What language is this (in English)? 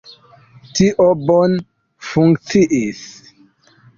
Esperanto